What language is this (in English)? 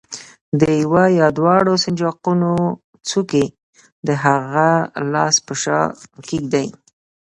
Pashto